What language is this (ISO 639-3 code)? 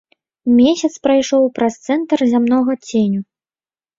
bel